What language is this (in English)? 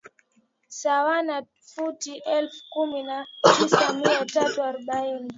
Swahili